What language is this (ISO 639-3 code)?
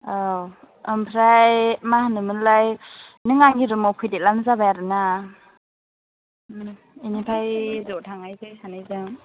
brx